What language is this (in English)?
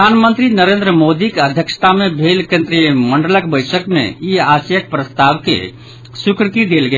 Maithili